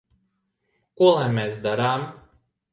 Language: Latvian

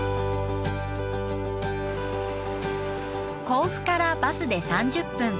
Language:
Japanese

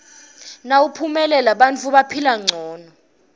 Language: Swati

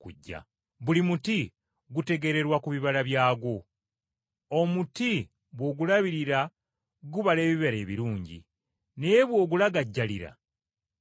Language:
Ganda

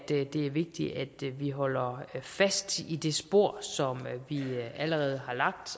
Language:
Danish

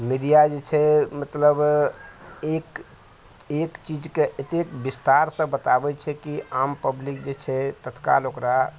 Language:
Maithili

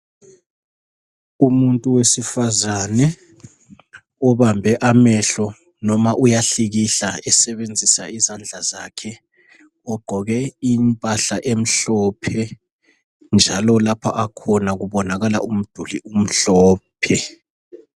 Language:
North Ndebele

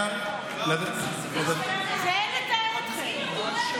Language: Hebrew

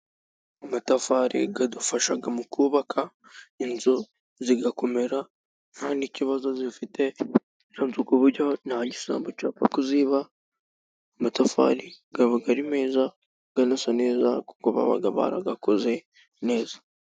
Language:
Kinyarwanda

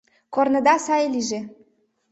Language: Mari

